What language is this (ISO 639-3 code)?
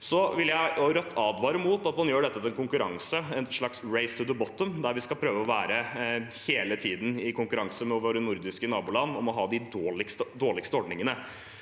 nor